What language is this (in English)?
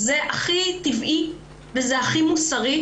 Hebrew